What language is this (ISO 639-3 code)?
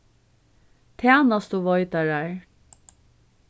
fao